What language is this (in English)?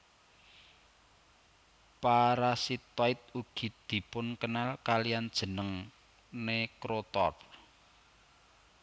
Javanese